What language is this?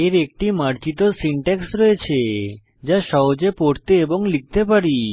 Bangla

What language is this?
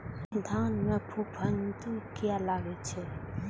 Maithili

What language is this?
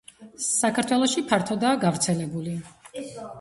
Georgian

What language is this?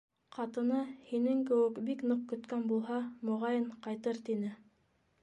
Bashkir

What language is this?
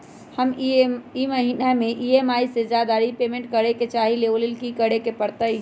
Magahi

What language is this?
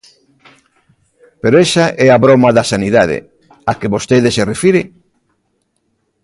Galician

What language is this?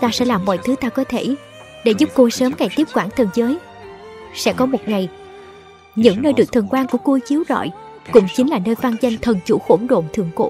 Vietnamese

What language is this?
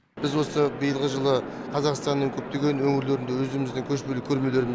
Kazakh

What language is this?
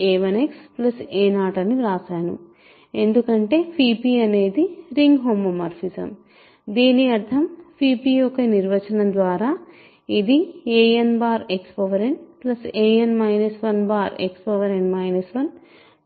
Telugu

